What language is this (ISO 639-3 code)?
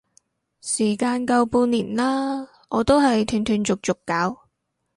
yue